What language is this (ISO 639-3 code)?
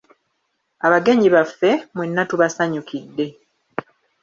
lug